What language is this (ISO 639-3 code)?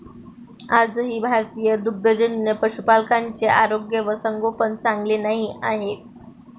mar